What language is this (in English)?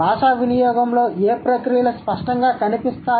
Telugu